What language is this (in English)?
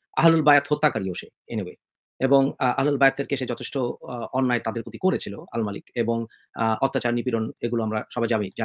Bangla